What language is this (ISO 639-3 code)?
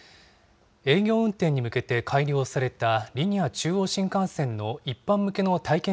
jpn